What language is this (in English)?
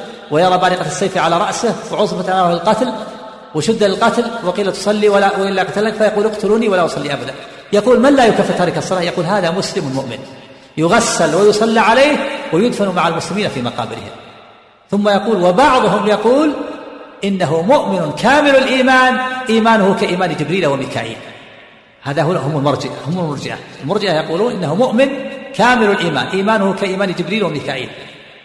Arabic